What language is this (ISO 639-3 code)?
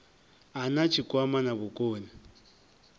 ven